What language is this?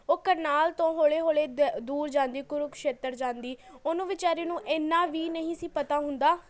Punjabi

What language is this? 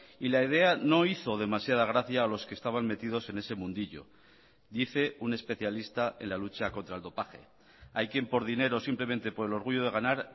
Spanish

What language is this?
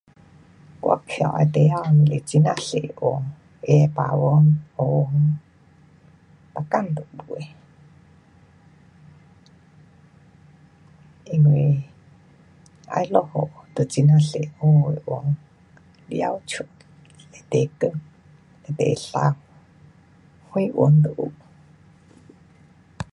Pu-Xian Chinese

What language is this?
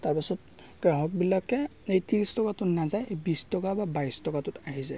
Assamese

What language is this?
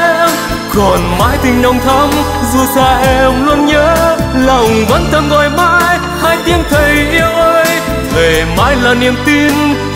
Vietnamese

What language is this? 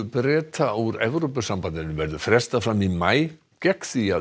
Icelandic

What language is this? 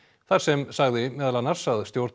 Icelandic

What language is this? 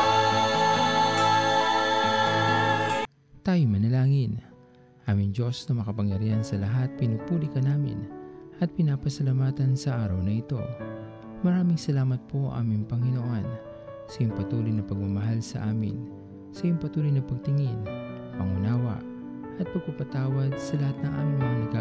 Filipino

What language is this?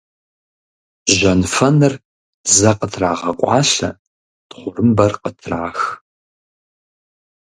Kabardian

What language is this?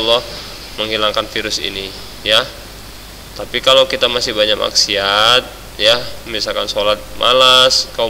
Indonesian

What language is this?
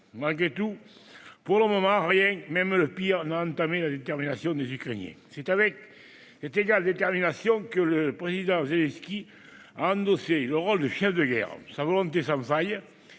French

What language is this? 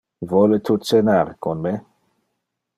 Interlingua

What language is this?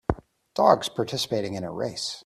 English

